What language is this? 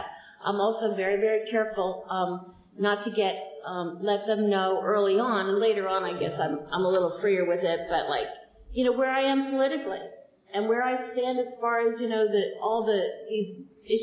English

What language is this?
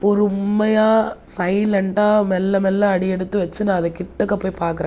Tamil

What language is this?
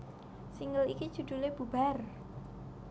Javanese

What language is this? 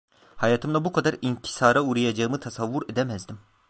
Turkish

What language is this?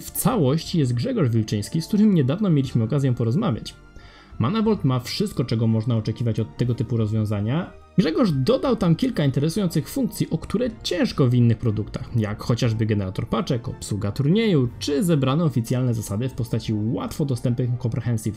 Polish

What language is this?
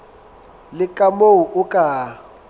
Southern Sotho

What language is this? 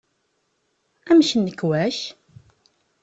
Kabyle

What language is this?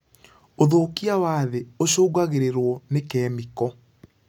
Kikuyu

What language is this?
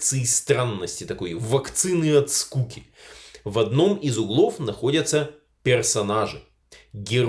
Russian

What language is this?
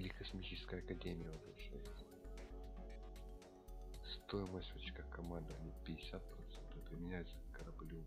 Russian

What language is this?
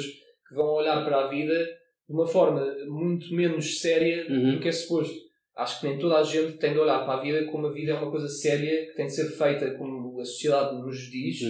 Portuguese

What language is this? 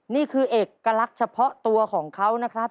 Thai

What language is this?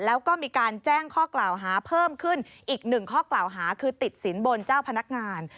Thai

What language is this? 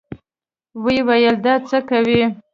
Pashto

